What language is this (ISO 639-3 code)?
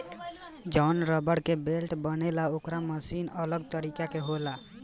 bho